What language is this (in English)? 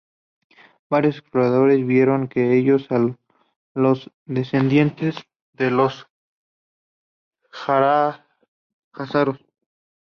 Spanish